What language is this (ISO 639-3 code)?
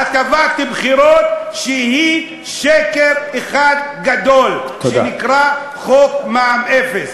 heb